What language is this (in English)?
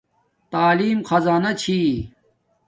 Domaaki